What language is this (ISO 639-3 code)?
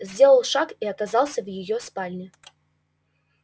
rus